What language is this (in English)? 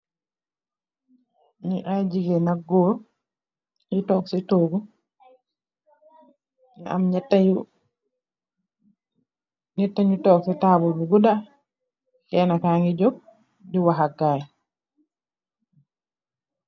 Wolof